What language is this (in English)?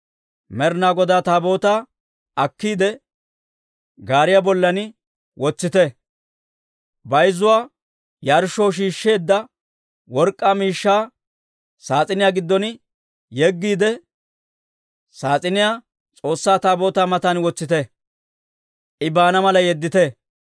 Dawro